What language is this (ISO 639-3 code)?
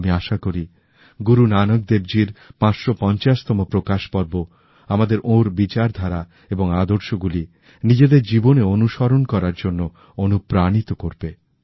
ben